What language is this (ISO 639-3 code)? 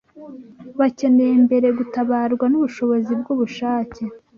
kin